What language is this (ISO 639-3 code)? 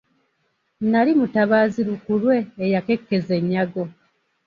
lug